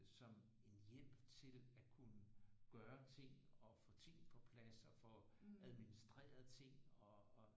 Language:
Danish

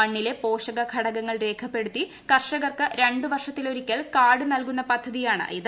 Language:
Malayalam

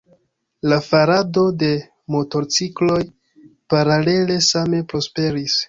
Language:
Esperanto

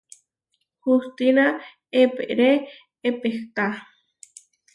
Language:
Huarijio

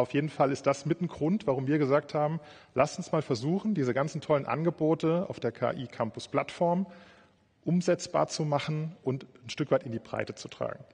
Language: German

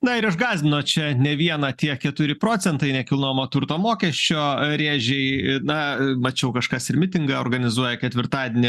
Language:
Lithuanian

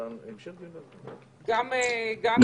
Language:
Hebrew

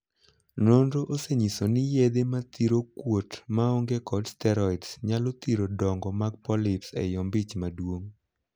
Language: Luo (Kenya and Tanzania)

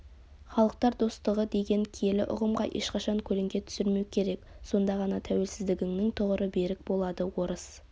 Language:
Kazakh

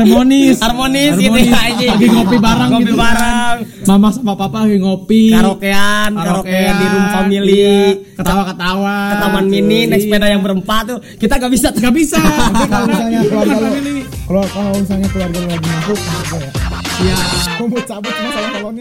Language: Indonesian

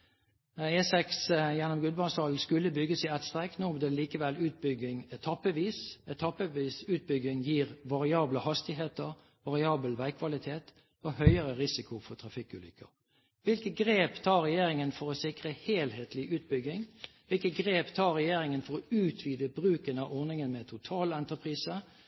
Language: Norwegian Bokmål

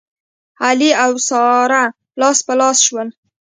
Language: Pashto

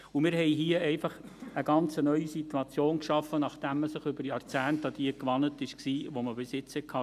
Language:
Swiss German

